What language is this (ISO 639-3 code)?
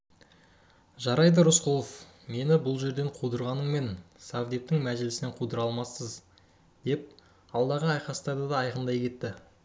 kaz